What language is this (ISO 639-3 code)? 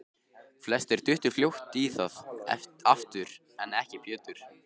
isl